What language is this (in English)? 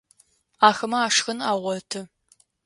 Adyghe